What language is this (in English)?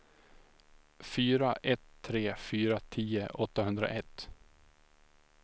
Swedish